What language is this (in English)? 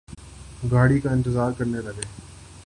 Urdu